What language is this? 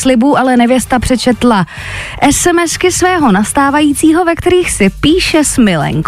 Czech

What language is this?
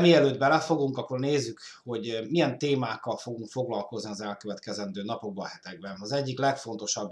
Hungarian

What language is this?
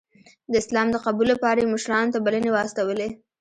Pashto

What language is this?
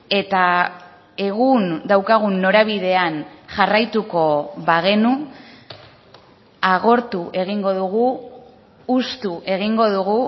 Basque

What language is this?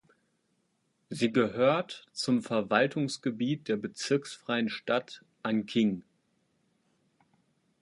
German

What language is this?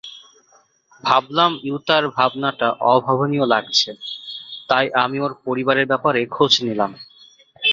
Bangla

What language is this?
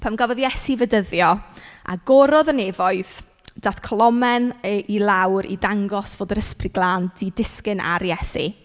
Welsh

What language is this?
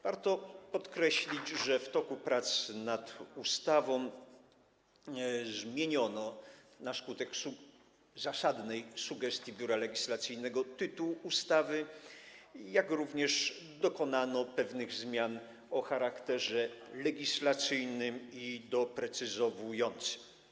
Polish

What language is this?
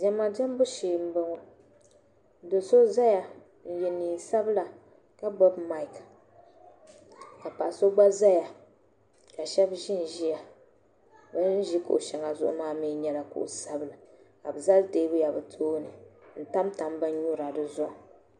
Dagbani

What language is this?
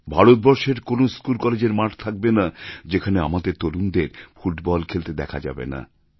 Bangla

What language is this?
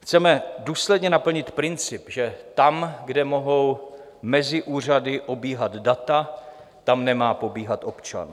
Czech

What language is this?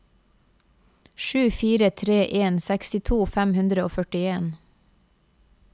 Norwegian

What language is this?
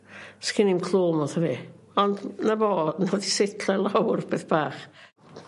Welsh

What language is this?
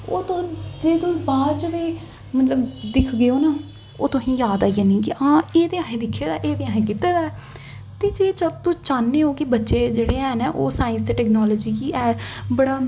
Dogri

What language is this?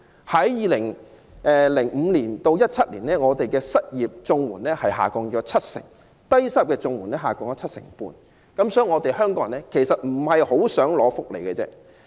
Cantonese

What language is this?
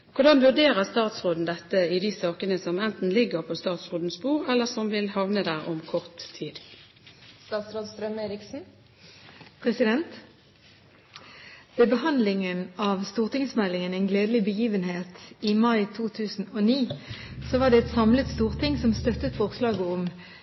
Norwegian Bokmål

